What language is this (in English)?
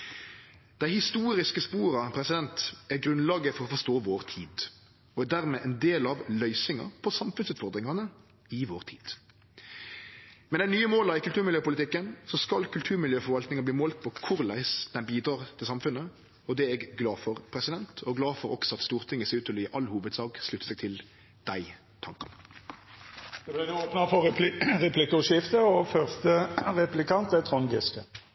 Norwegian